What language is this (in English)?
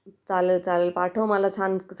Marathi